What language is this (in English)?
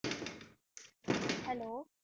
Punjabi